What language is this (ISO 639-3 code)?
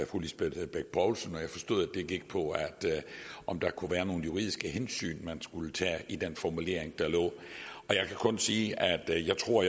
dan